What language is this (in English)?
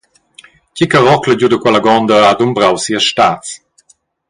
Romansh